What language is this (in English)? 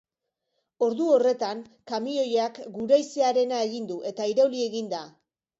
Basque